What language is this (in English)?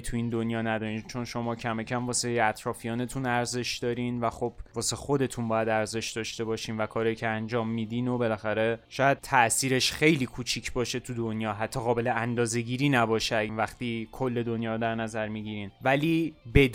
Persian